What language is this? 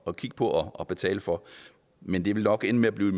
Danish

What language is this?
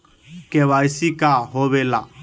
Magahi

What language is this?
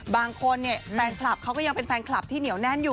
Thai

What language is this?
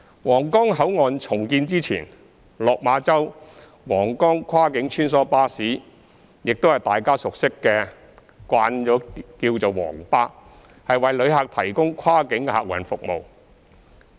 Cantonese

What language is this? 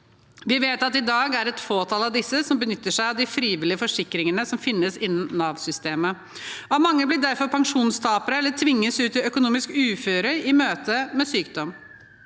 Norwegian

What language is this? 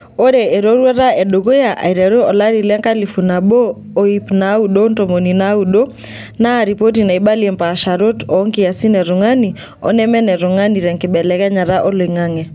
Masai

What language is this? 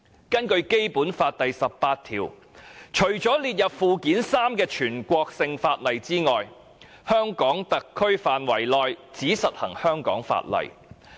Cantonese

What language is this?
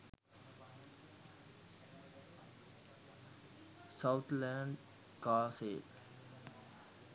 Sinhala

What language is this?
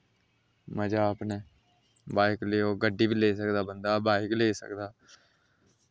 Dogri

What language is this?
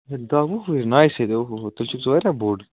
Kashmiri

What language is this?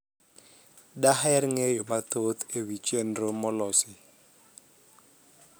Luo (Kenya and Tanzania)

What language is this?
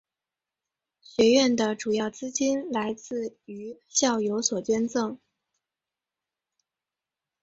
Chinese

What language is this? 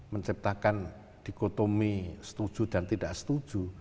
Indonesian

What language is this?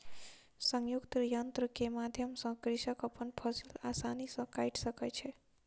Maithili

